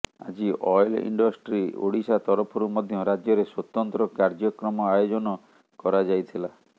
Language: Odia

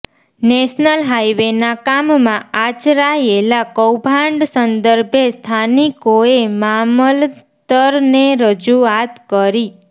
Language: Gujarati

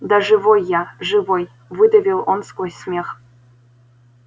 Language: Russian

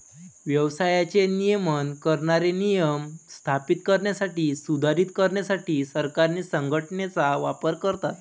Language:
Marathi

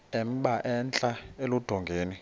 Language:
Xhosa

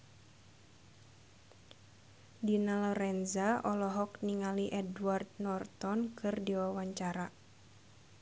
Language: Sundanese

